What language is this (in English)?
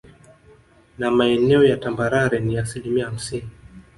Swahili